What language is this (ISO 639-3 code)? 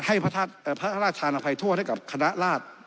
tha